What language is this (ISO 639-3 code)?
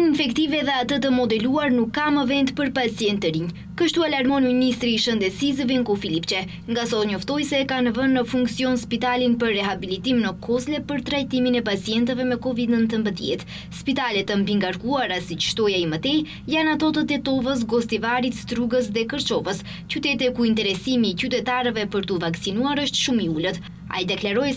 ron